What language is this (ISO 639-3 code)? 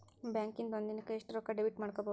kan